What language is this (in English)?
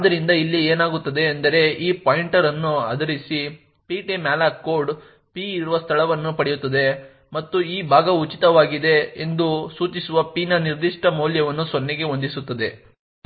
Kannada